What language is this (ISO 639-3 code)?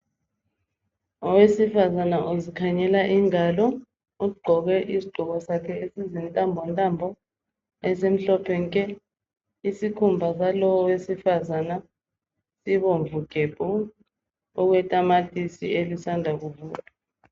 nde